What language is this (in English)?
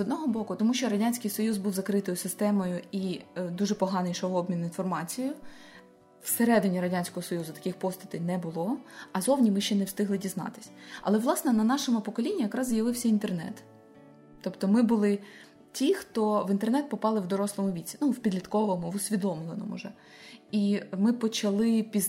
Ukrainian